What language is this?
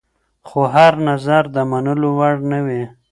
Pashto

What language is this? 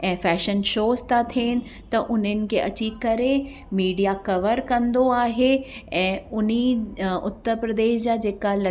Sindhi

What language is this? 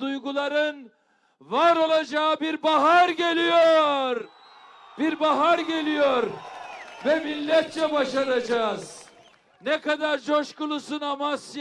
Turkish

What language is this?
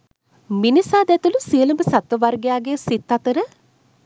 Sinhala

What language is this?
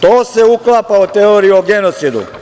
Serbian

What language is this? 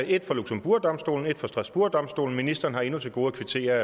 Danish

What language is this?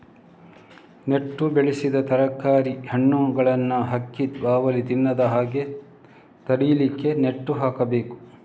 Kannada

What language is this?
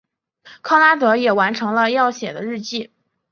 Chinese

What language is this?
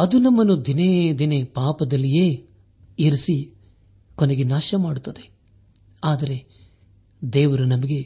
Kannada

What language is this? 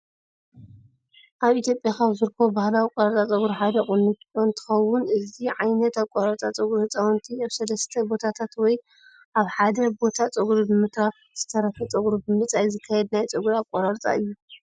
Tigrinya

